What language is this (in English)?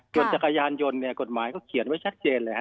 Thai